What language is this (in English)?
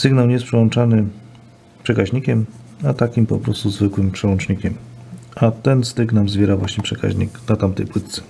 Polish